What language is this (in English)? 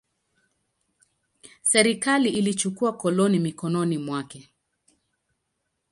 Swahili